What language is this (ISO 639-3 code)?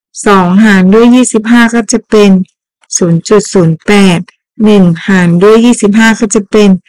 tha